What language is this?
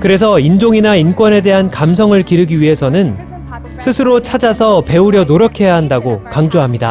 Korean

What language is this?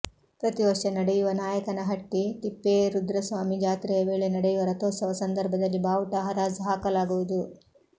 Kannada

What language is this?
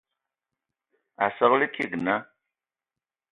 Ewondo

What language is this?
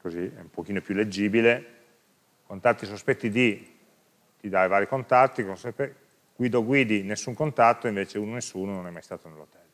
Italian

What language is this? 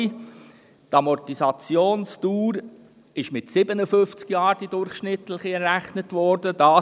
Swiss German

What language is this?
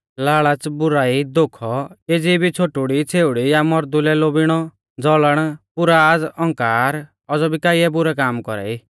Mahasu Pahari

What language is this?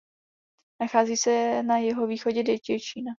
Czech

